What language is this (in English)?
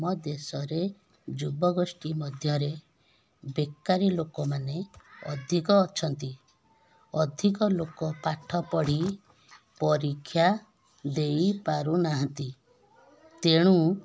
Odia